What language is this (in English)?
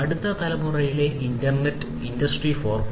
Malayalam